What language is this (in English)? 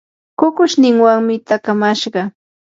Yanahuanca Pasco Quechua